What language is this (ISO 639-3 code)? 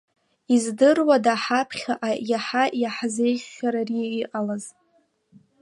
abk